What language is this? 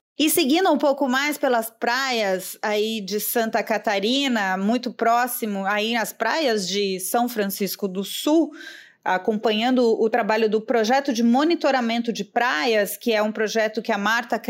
Portuguese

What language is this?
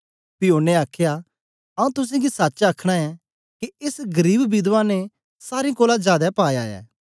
Dogri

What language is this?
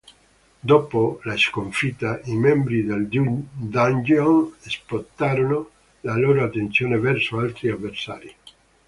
Italian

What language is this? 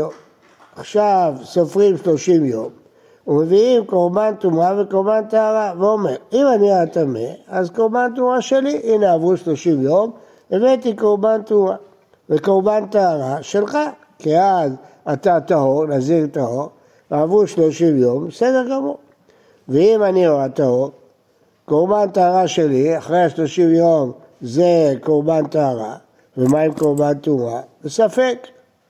Hebrew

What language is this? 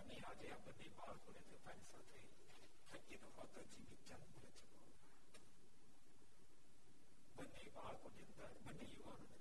Gujarati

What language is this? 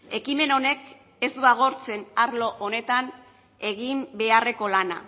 Basque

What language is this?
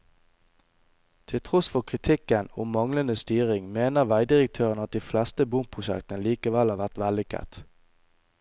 Norwegian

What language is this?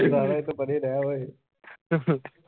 Punjabi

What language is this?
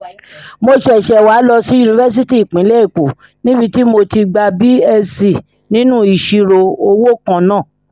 Yoruba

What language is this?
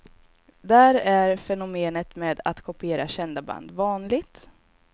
Swedish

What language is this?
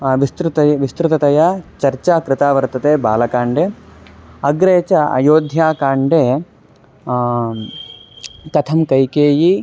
Sanskrit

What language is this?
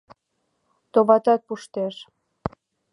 Mari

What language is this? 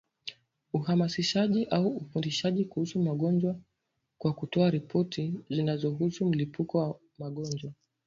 Swahili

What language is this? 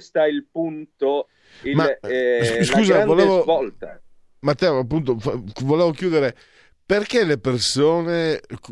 Italian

